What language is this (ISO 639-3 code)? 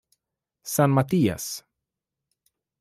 spa